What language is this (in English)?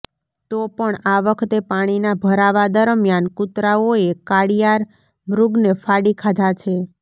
Gujarati